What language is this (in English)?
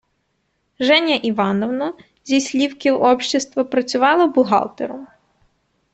Ukrainian